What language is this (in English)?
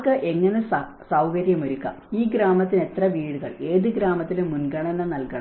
Malayalam